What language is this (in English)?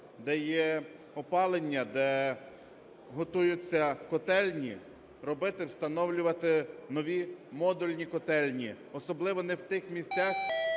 Ukrainian